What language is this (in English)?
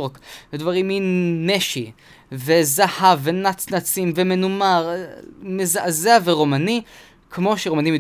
Hebrew